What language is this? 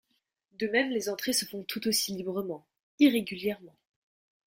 French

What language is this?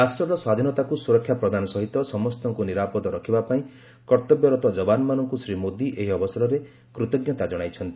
Odia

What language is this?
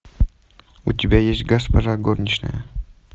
Russian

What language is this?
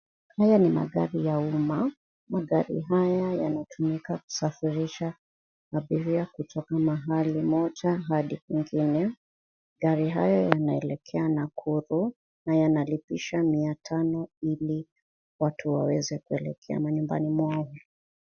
Swahili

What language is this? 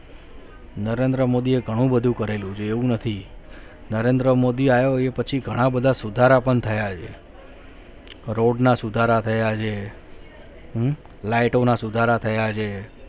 Gujarati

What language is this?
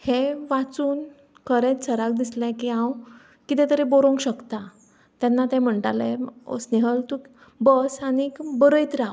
Konkani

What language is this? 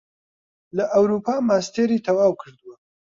Central Kurdish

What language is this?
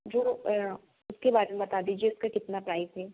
Hindi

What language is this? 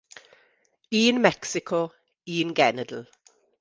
Welsh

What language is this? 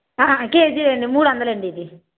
Telugu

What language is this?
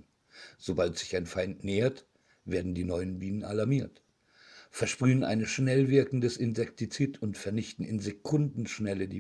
German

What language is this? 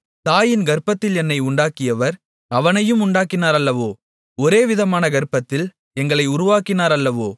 Tamil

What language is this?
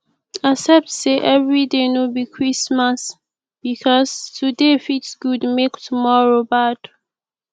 Nigerian Pidgin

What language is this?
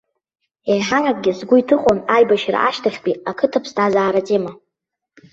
Abkhazian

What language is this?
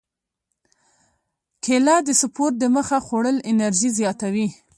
Pashto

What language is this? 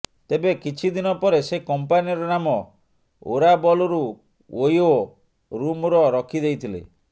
Odia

